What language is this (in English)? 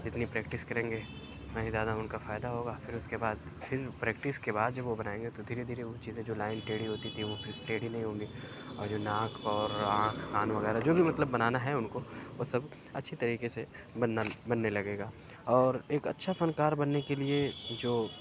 Urdu